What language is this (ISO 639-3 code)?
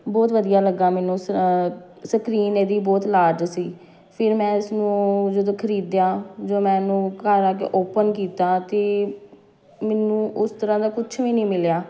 pan